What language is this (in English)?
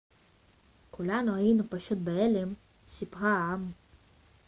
Hebrew